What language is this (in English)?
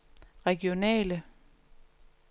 Danish